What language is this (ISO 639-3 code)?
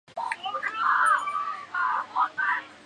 zho